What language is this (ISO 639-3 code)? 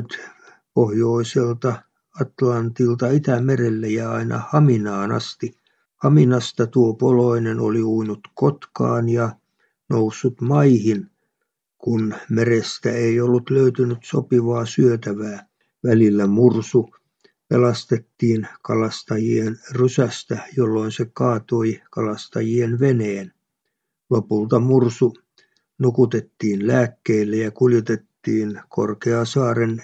fin